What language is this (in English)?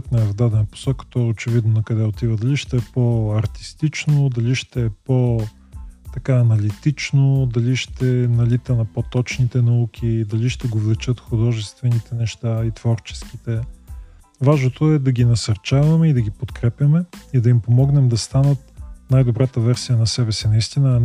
Bulgarian